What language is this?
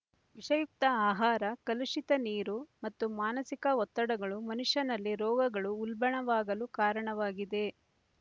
Kannada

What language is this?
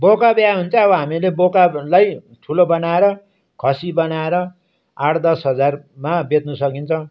Nepali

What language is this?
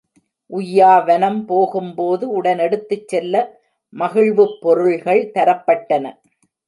Tamil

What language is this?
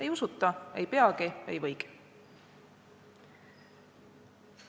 Estonian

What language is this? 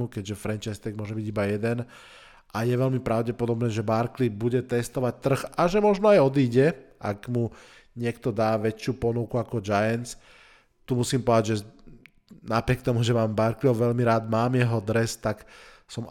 Slovak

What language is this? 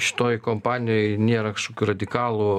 Lithuanian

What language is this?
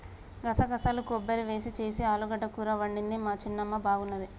Telugu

